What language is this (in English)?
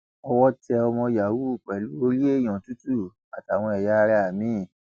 Yoruba